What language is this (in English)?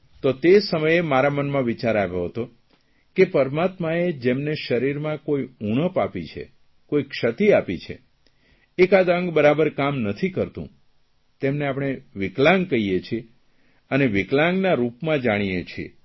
Gujarati